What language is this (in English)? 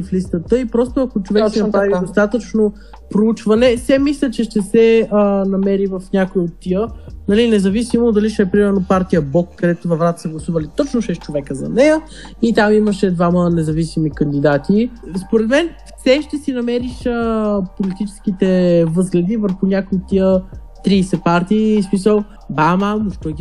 Bulgarian